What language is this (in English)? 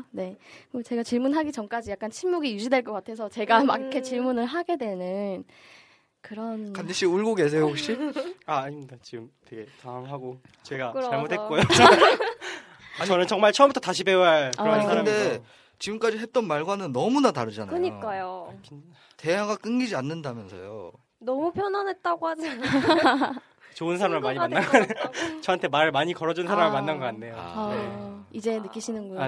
Korean